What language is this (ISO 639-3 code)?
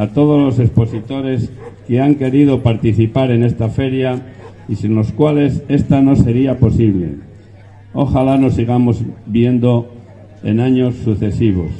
spa